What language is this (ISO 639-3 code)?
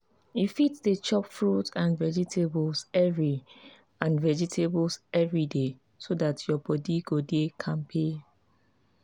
pcm